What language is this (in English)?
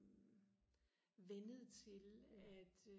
Danish